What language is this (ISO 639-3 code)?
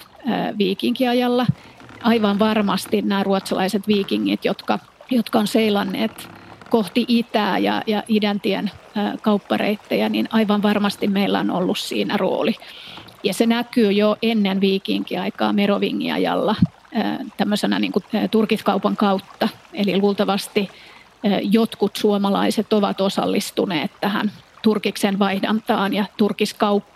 fin